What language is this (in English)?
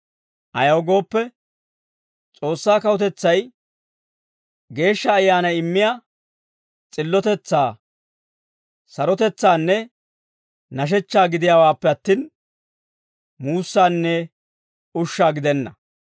Dawro